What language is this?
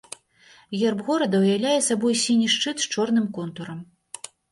Belarusian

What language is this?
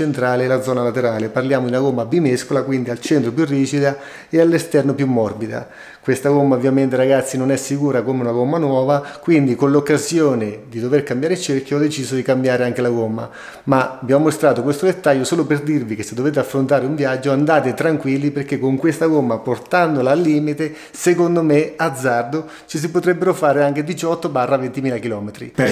Italian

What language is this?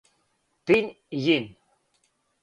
Serbian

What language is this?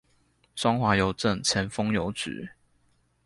Chinese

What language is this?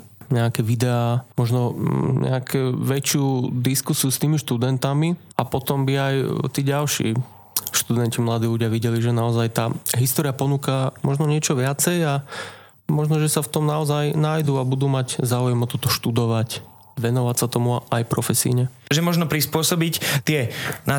Slovak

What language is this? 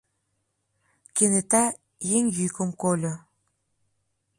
Mari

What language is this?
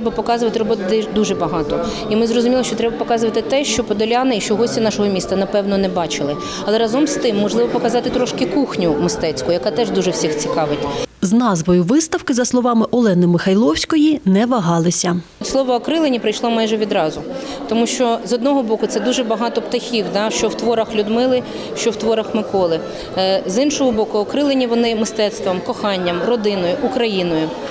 Ukrainian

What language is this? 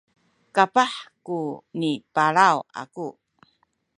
Sakizaya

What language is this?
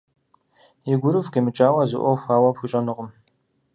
Kabardian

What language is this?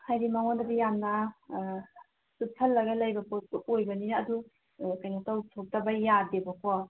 Manipuri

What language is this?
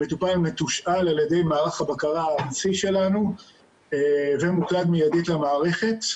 Hebrew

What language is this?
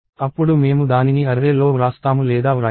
Telugu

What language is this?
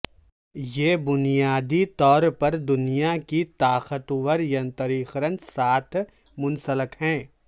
Urdu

